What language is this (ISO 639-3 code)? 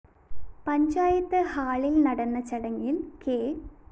mal